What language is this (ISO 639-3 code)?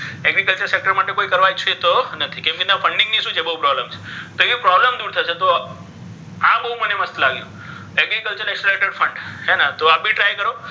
guj